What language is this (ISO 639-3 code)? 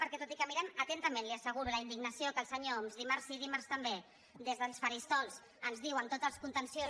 cat